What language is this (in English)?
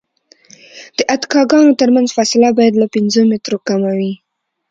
Pashto